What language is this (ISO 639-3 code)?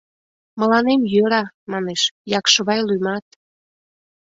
chm